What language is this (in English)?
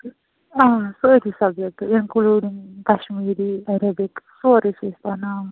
Kashmiri